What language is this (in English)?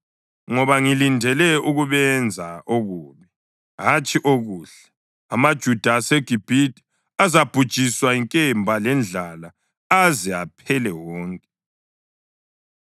North Ndebele